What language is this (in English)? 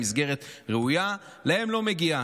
Hebrew